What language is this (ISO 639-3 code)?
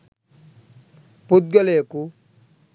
sin